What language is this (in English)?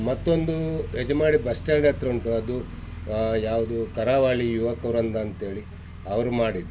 Kannada